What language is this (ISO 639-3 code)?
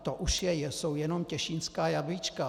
ces